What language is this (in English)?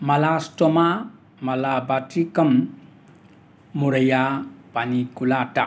Manipuri